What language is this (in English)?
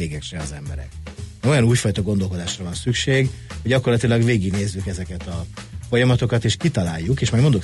Hungarian